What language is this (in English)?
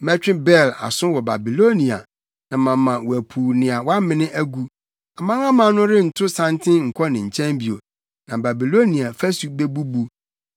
Akan